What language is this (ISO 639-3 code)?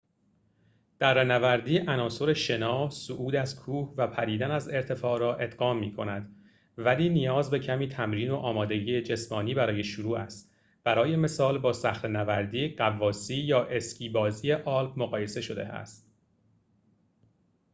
fas